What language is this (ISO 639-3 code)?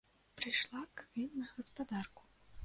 bel